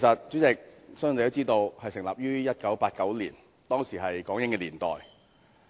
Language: Cantonese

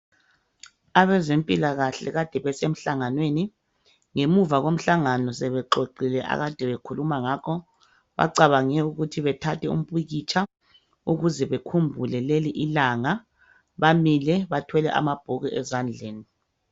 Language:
North Ndebele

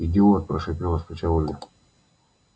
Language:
Russian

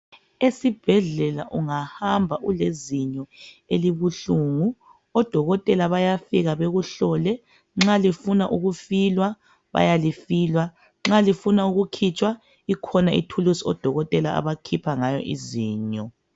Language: North Ndebele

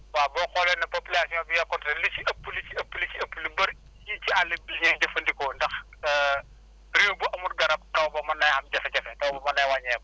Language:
Wolof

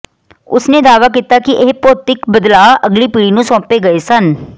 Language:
Punjabi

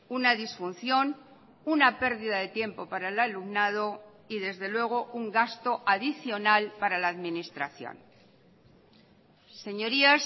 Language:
Spanish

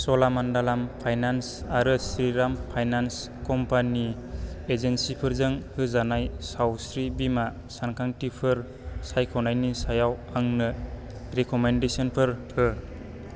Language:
Bodo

